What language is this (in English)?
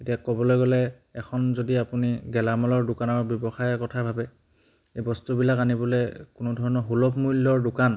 Assamese